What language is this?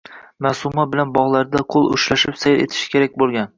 Uzbek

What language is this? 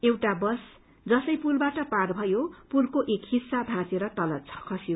Nepali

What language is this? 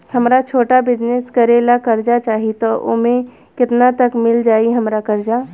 Bhojpuri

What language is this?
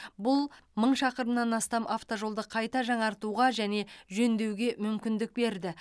Kazakh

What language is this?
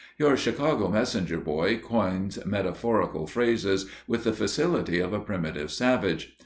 English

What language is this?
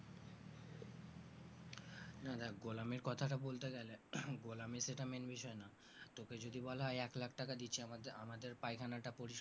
Bangla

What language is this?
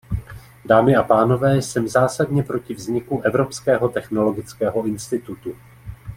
Czech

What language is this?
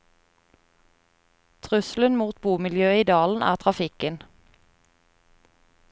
Norwegian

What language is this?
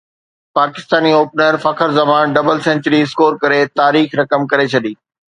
Sindhi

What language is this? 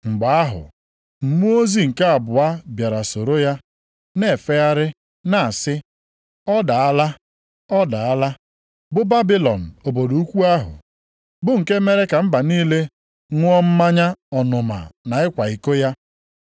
Igbo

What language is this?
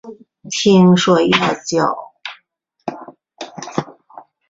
Chinese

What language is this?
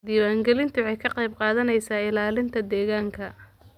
Somali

